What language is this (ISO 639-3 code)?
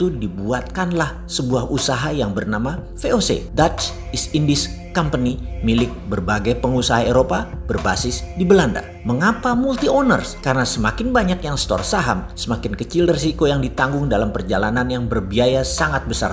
ind